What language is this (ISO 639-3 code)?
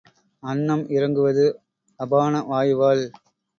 tam